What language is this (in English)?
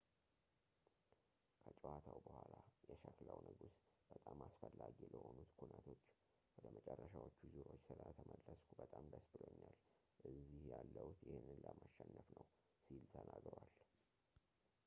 Amharic